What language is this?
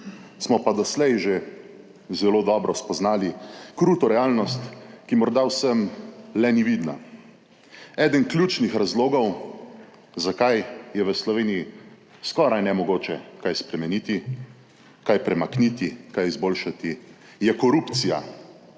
Slovenian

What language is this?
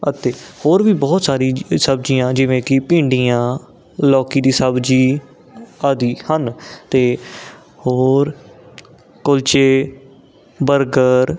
Punjabi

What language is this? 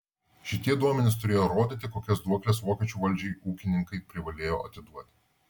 Lithuanian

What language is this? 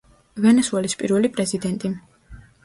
Georgian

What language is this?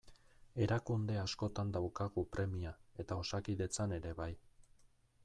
Basque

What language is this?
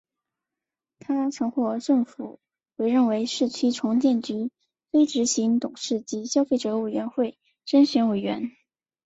Chinese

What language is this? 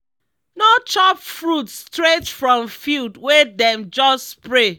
Nigerian Pidgin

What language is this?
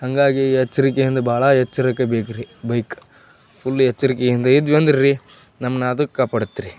Kannada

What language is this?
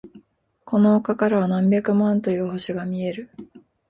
Japanese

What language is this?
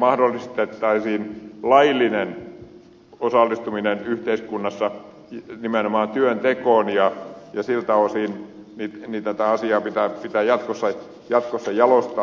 Finnish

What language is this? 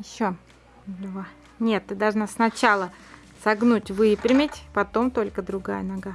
Russian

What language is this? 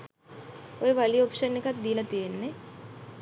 Sinhala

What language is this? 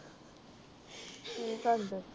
Punjabi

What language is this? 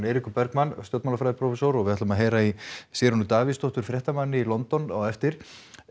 Icelandic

